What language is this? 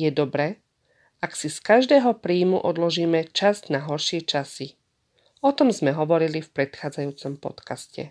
Slovak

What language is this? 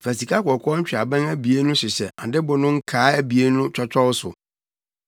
Akan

